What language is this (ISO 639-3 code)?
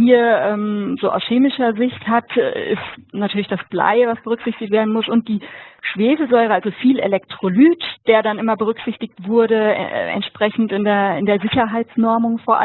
deu